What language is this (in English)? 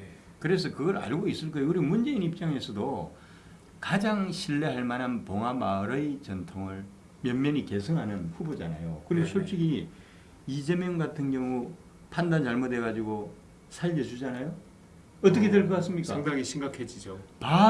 Korean